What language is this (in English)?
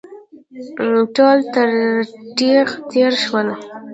Pashto